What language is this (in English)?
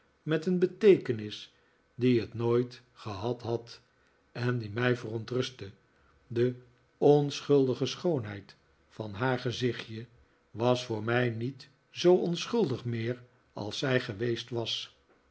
Dutch